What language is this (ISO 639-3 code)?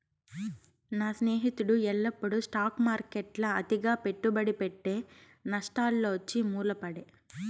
tel